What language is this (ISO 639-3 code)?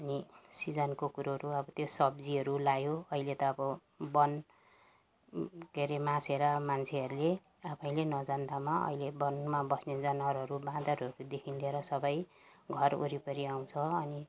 nep